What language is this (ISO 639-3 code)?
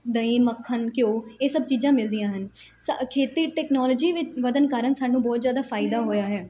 pan